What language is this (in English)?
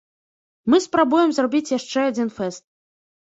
Belarusian